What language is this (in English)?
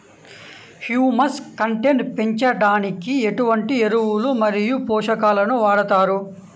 Telugu